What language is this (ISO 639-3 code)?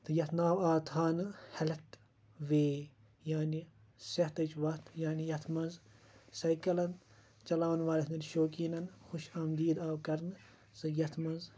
kas